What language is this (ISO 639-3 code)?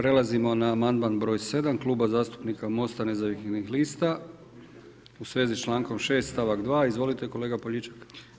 hrv